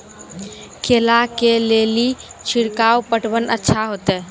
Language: Maithili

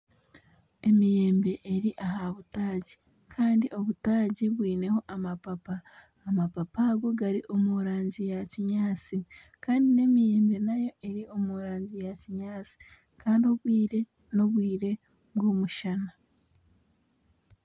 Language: Nyankole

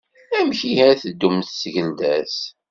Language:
Kabyle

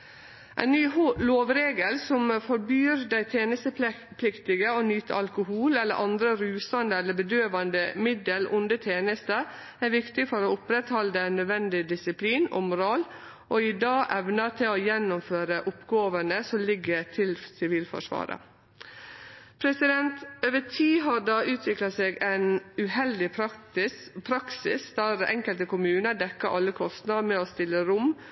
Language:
Norwegian Nynorsk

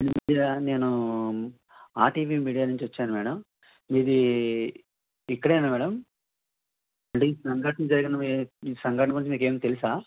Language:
Telugu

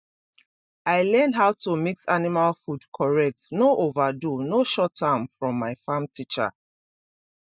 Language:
Nigerian Pidgin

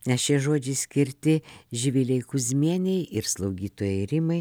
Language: Lithuanian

